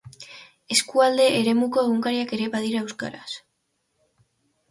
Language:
Basque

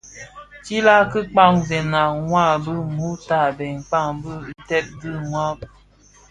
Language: Bafia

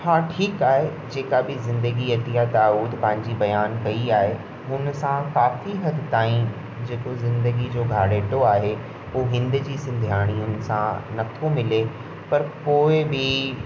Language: Sindhi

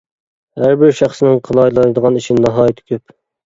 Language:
Uyghur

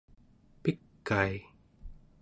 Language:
Central Yupik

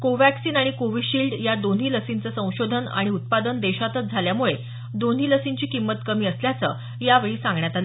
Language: Marathi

